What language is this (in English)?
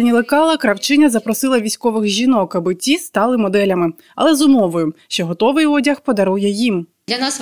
Ukrainian